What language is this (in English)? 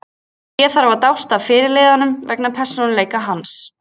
Icelandic